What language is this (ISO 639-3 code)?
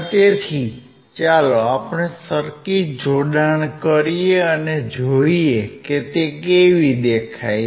guj